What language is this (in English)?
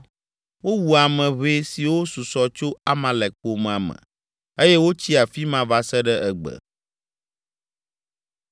Ewe